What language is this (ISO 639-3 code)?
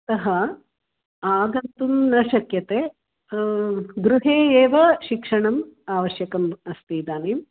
san